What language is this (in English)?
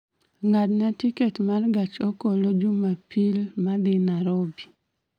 Luo (Kenya and Tanzania)